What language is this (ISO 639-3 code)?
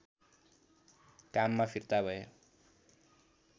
nep